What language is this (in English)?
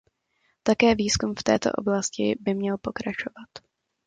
Czech